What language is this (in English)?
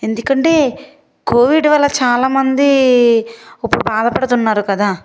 Telugu